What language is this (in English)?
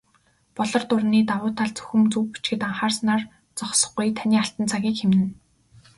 Mongolian